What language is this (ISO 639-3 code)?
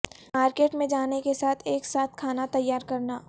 urd